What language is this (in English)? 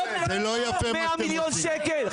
Hebrew